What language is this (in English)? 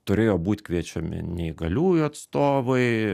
Lithuanian